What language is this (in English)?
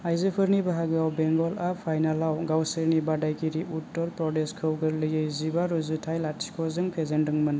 Bodo